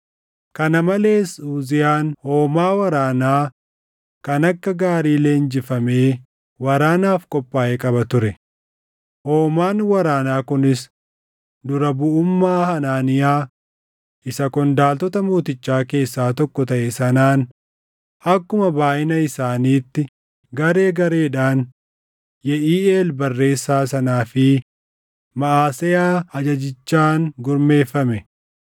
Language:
Oromo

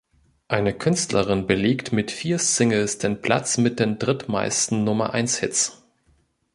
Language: German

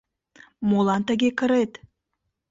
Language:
Mari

